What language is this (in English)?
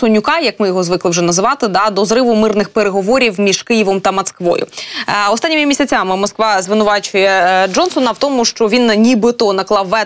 Ukrainian